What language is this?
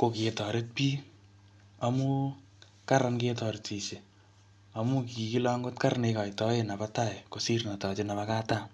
Kalenjin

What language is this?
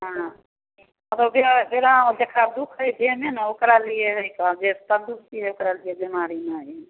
Maithili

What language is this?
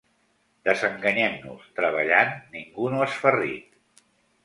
Catalan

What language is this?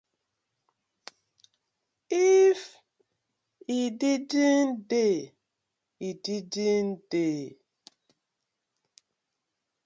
Nigerian Pidgin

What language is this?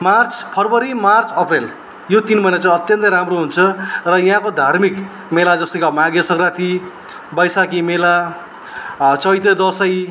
Nepali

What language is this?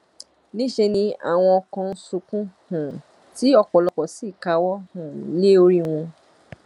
Yoruba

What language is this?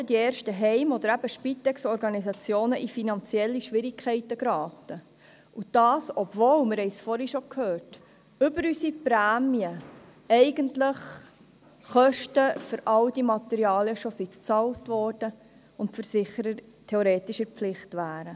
Swiss German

